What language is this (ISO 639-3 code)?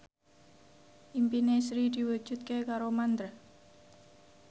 jav